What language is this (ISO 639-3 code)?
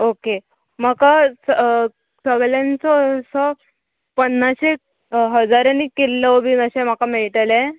kok